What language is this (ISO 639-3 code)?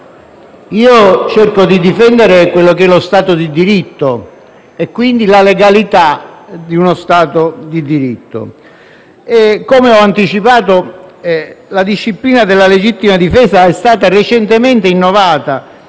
ita